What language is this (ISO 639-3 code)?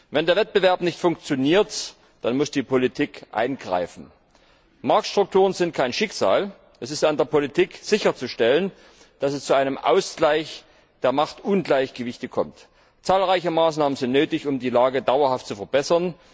deu